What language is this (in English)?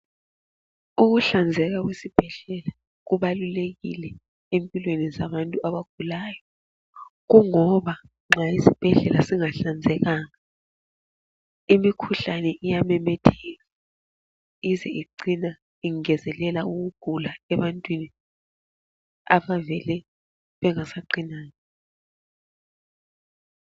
North Ndebele